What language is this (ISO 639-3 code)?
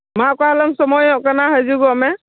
sat